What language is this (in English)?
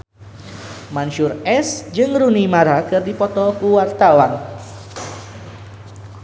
Sundanese